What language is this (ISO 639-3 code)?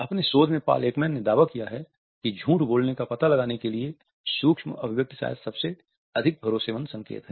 hin